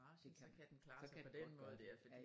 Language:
Danish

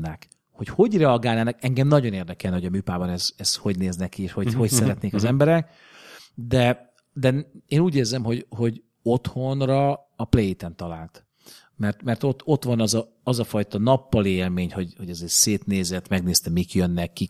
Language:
Hungarian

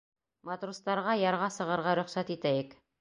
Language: Bashkir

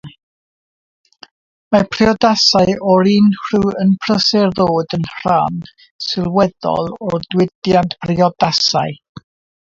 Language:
Welsh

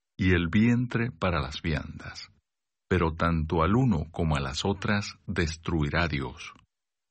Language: Spanish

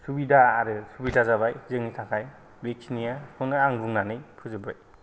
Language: Bodo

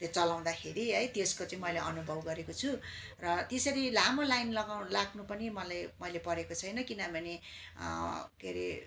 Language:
Nepali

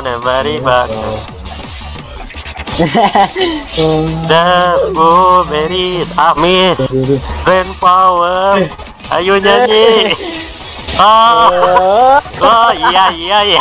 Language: Indonesian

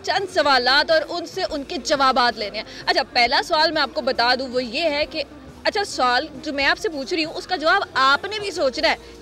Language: Hindi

